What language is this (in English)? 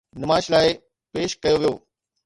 Sindhi